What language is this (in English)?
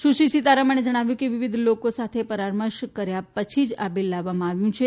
Gujarati